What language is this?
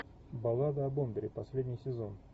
Russian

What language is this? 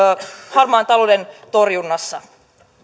Finnish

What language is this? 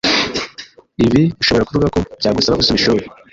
Kinyarwanda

